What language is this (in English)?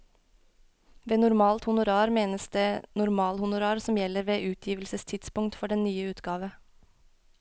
Norwegian